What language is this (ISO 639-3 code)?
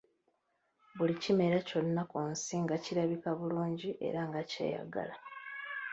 lug